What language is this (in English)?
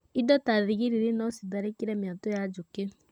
Kikuyu